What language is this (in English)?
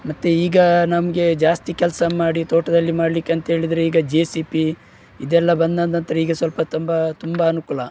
Kannada